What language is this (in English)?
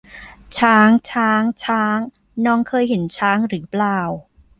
Thai